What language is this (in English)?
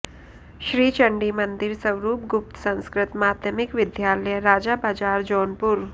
Sanskrit